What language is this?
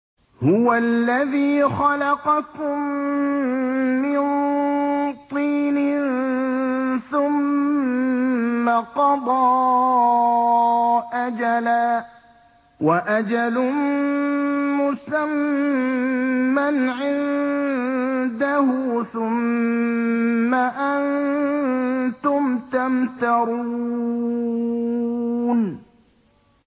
Arabic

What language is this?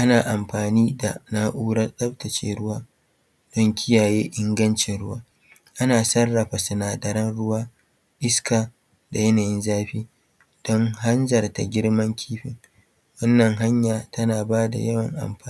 Hausa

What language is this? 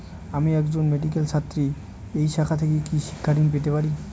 Bangla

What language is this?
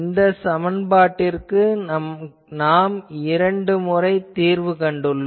Tamil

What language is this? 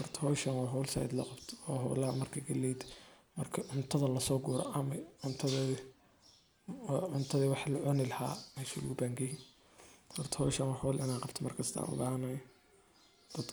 Somali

